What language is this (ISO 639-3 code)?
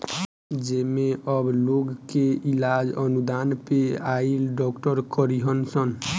bho